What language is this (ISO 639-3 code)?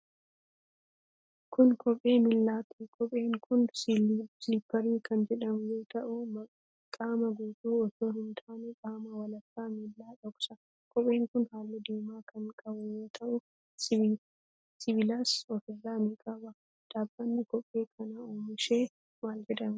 orm